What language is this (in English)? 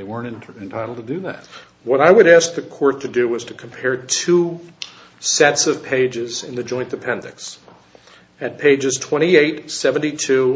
English